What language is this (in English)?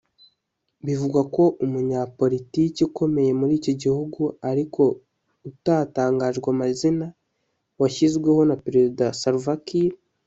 Kinyarwanda